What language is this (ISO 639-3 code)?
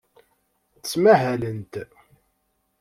kab